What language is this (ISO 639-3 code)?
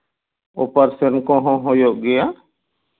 sat